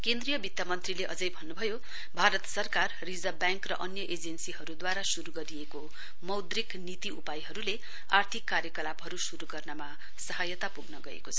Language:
Nepali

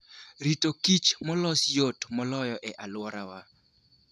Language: Luo (Kenya and Tanzania)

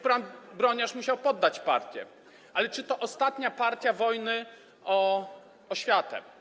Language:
Polish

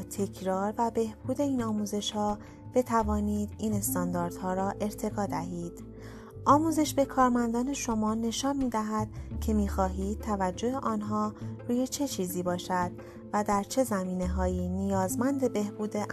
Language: Persian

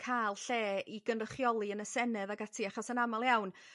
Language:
Welsh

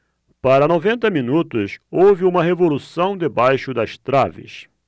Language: Portuguese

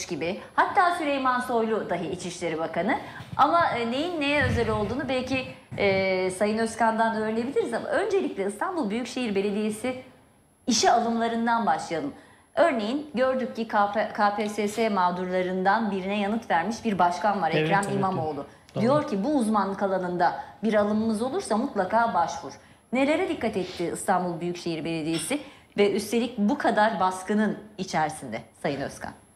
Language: Turkish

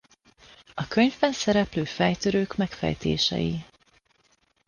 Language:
Hungarian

